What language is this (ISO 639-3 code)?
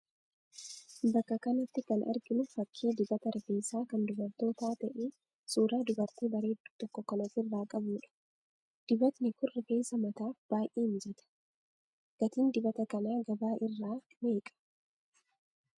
orm